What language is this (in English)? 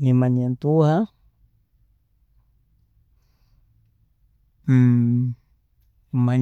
Tooro